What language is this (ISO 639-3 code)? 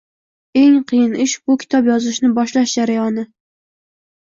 uzb